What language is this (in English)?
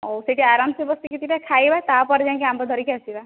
Odia